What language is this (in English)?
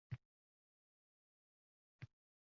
Uzbek